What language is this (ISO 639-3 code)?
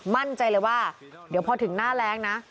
tha